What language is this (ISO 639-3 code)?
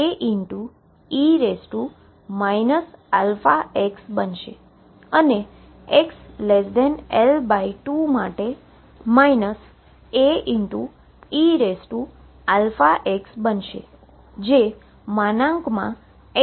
guj